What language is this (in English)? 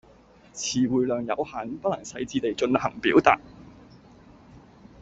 Cantonese